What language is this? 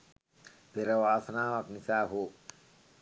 Sinhala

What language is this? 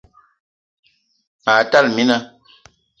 Eton (Cameroon)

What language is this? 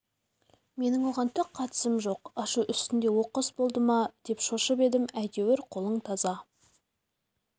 Kazakh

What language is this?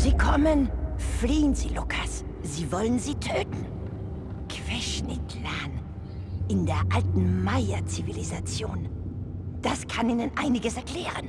German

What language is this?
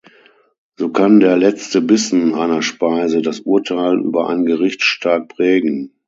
German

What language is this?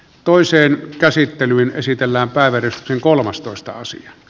Finnish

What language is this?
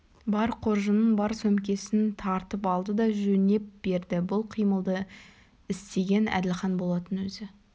Kazakh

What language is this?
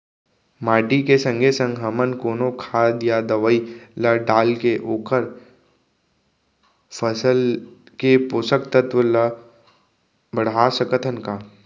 Chhattisgarhi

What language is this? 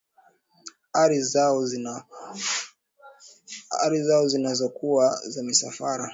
Swahili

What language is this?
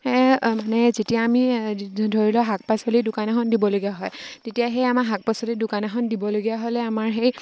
Assamese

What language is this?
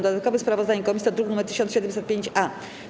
Polish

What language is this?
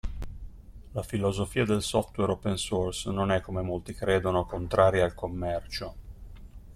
Italian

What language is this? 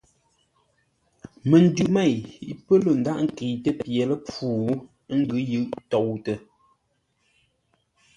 Ngombale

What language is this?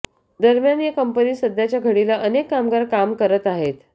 Marathi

